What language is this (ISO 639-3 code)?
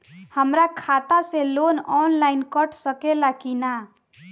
bho